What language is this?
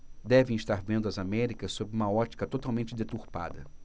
Portuguese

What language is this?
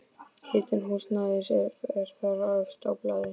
Icelandic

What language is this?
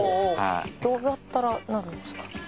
Japanese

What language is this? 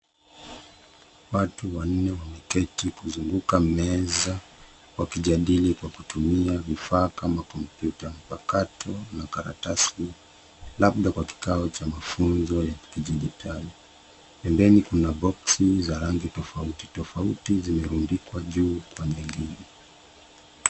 Swahili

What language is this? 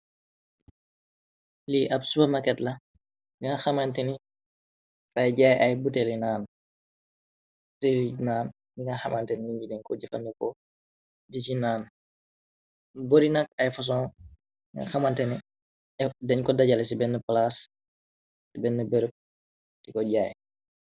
Wolof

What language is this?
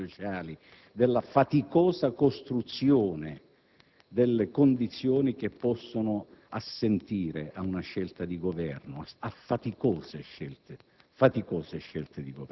Italian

